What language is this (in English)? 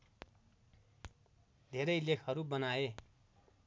Nepali